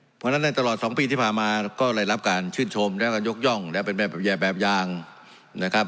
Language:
Thai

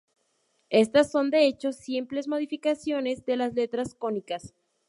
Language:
Spanish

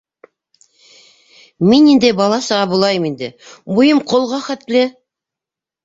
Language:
Bashkir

